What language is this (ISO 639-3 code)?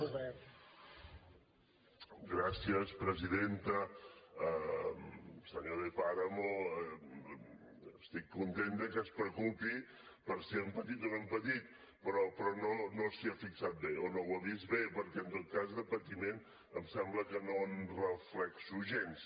cat